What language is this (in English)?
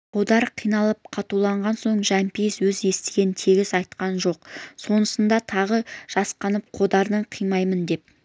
Kazakh